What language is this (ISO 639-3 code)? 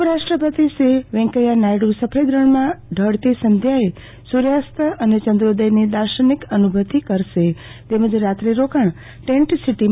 guj